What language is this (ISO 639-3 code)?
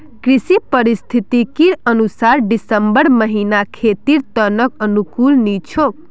mag